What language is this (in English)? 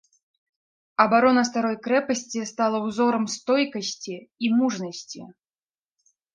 Belarusian